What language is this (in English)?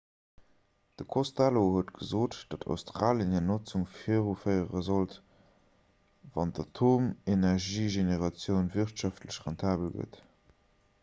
Luxembourgish